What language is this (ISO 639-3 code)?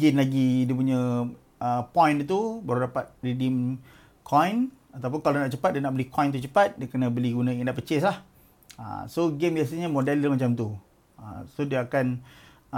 msa